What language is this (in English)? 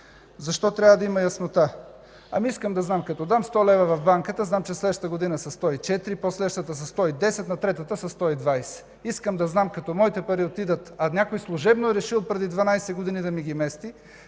Bulgarian